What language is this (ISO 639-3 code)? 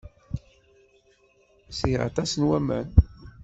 kab